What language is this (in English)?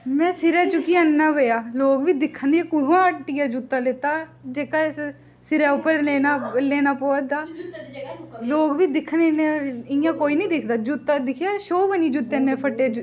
Dogri